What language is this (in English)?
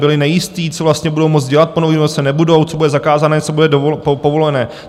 Czech